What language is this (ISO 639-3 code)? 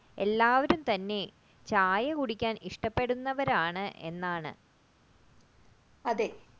mal